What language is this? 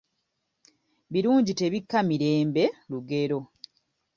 Ganda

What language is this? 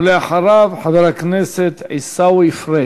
Hebrew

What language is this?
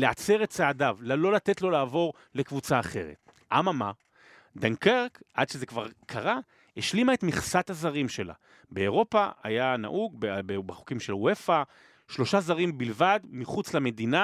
Hebrew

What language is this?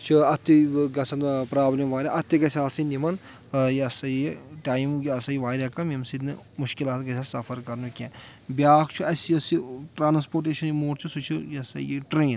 Kashmiri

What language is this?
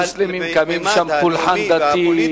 Hebrew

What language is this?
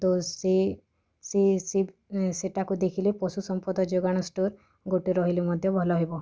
Odia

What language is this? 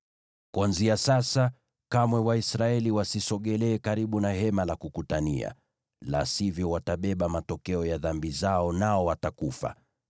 Swahili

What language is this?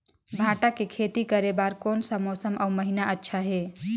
Chhattisgarhi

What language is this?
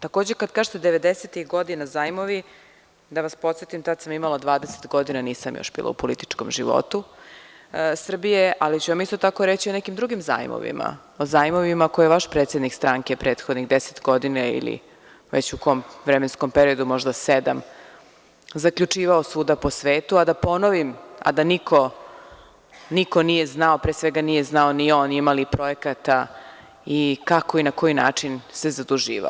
Serbian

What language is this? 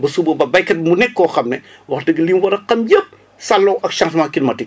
Wolof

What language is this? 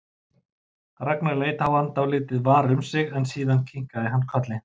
Icelandic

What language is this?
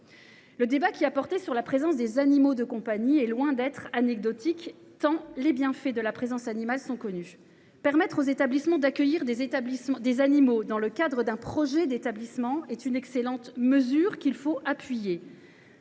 French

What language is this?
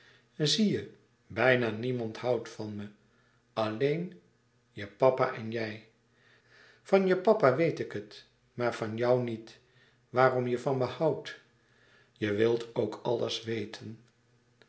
Dutch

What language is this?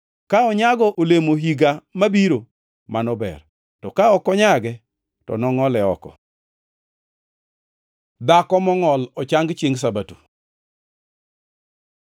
Luo (Kenya and Tanzania)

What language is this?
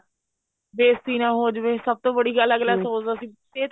Punjabi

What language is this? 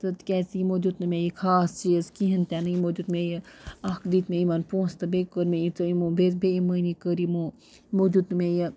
Kashmiri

